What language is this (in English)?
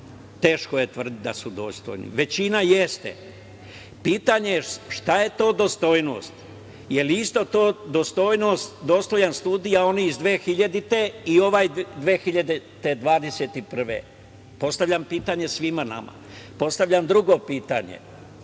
Serbian